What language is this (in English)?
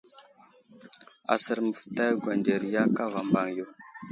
Wuzlam